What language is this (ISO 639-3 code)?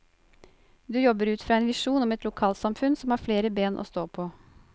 nor